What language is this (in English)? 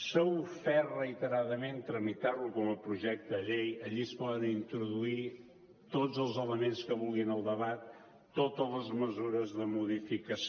Catalan